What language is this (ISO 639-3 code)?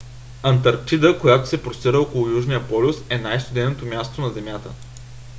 bul